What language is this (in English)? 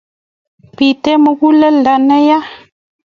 Kalenjin